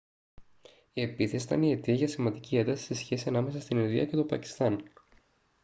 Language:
Greek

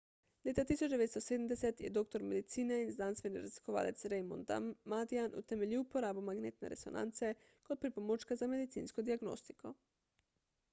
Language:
Slovenian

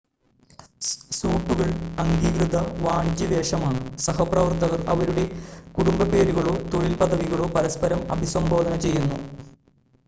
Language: Malayalam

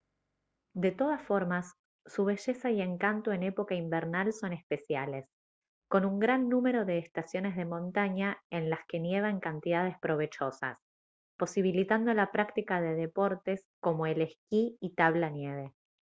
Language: Spanish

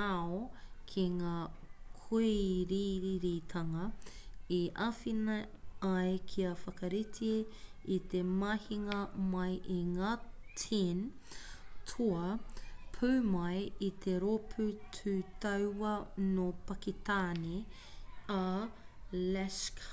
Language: Māori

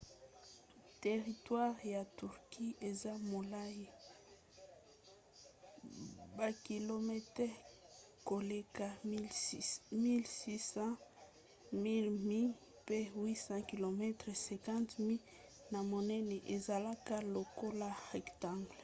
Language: Lingala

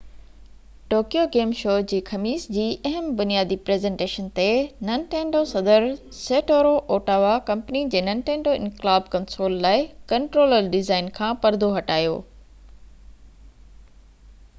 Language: Sindhi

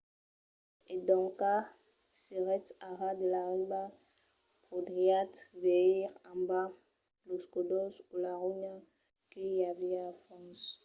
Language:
Occitan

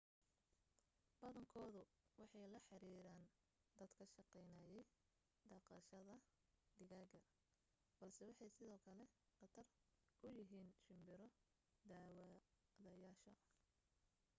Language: Somali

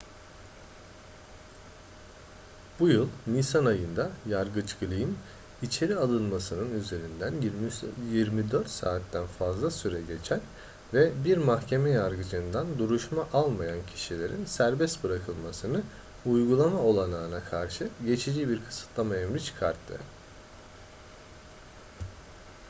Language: Turkish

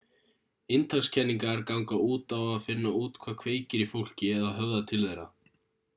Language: Icelandic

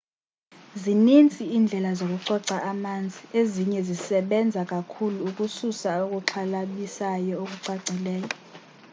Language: Xhosa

